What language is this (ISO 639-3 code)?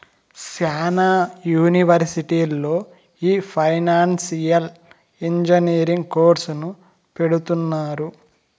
tel